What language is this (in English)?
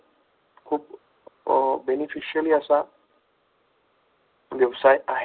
Marathi